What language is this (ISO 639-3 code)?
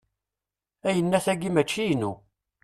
kab